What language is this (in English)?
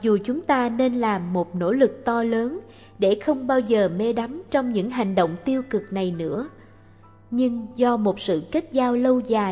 Vietnamese